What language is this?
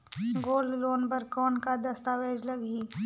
Chhattisgarhi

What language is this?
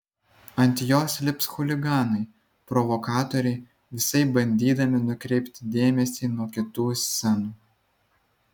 Lithuanian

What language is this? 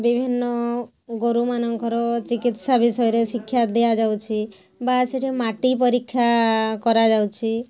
Odia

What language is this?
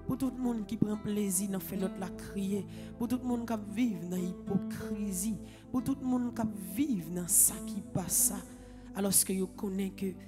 French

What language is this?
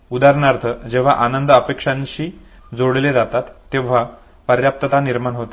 Marathi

